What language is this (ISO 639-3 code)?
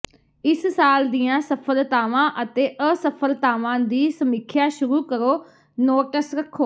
pan